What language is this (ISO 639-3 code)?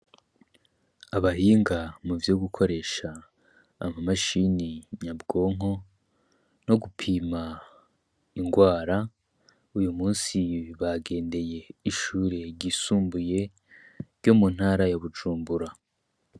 run